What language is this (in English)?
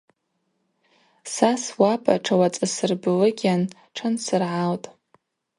Abaza